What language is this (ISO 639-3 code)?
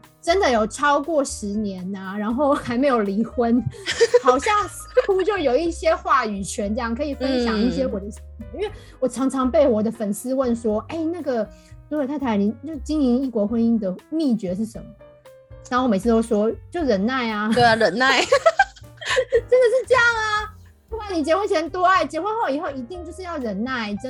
zho